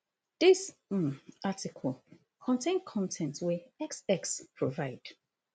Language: Nigerian Pidgin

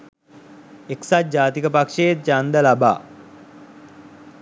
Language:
Sinhala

